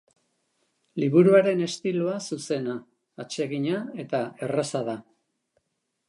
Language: Basque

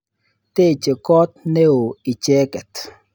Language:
Kalenjin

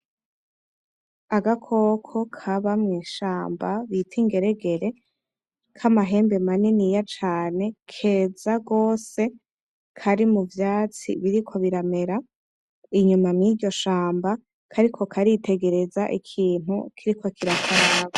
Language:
Rundi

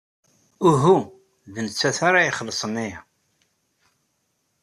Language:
Kabyle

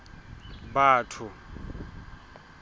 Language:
Southern Sotho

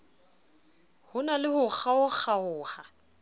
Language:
Southern Sotho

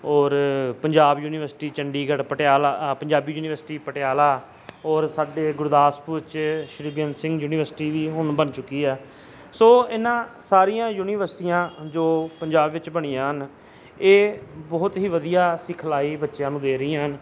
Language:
Punjabi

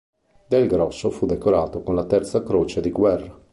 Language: Italian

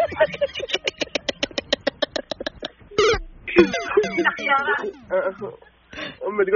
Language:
Arabic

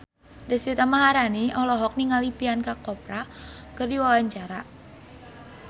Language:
Sundanese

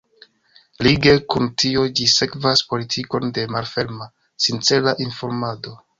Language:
Esperanto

